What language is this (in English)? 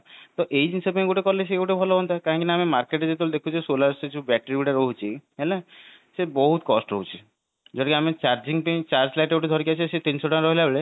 Odia